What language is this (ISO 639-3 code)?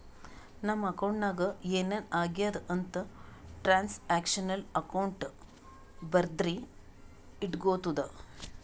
kan